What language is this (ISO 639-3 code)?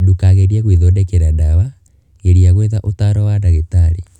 kik